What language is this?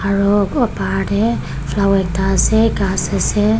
Naga Pidgin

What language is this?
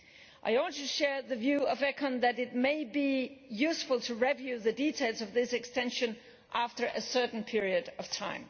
English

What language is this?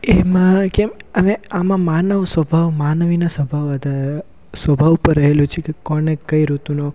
Gujarati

